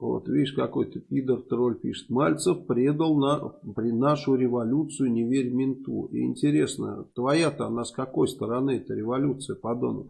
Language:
Russian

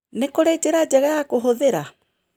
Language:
Kikuyu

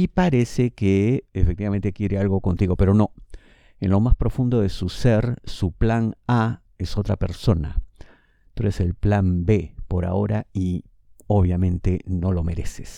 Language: Spanish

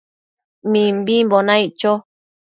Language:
Matsés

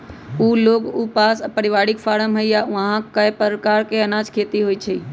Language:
Magahi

